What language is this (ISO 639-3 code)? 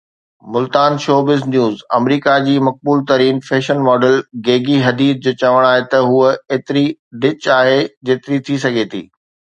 snd